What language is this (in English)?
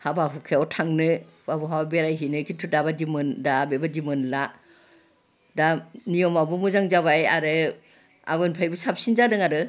Bodo